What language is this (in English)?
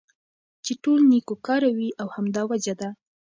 Pashto